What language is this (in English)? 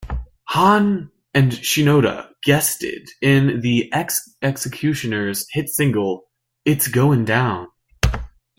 English